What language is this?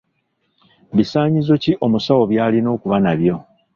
Ganda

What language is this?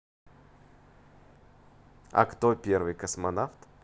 Russian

